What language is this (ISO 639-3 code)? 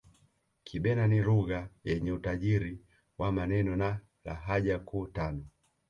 swa